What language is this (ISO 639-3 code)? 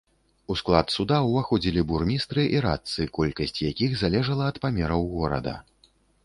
bel